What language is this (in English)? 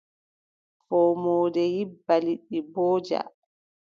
Adamawa Fulfulde